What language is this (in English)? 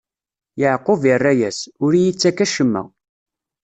Kabyle